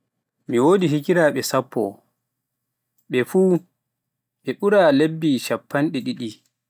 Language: Pular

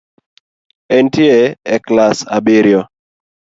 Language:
Luo (Kenya and Tanzania)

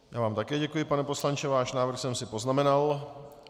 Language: Czech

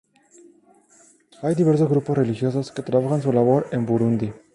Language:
Spanish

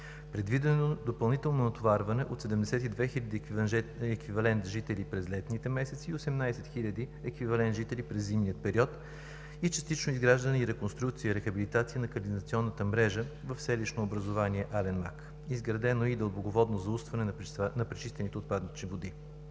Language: Bulgarian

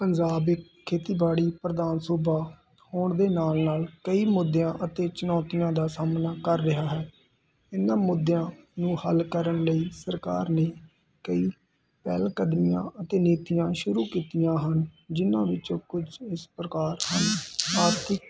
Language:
Punjabi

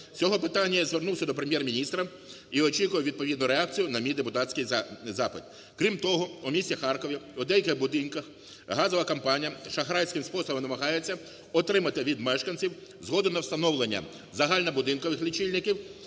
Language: Ukrainian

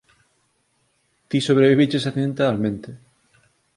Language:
Galician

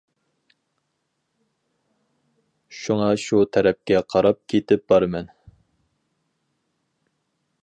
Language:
Uyghur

